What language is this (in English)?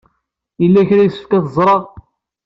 Kabyle